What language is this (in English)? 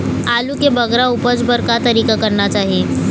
Chhattisgarhi